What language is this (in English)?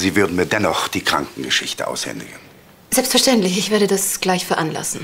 German